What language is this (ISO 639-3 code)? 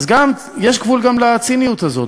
heb